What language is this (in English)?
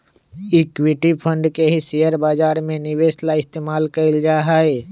Magahi